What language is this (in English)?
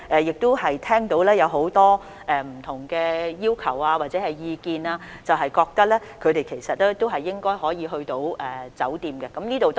Cantonese